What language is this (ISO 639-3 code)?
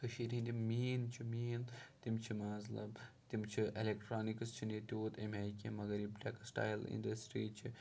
kas